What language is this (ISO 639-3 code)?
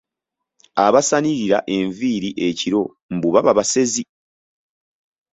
lug